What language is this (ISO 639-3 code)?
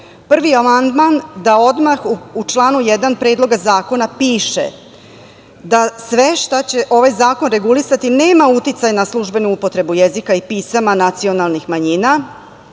srp